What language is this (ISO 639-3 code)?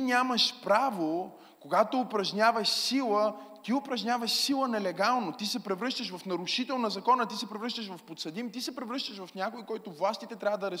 bul